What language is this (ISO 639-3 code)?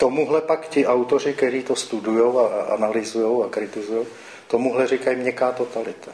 ces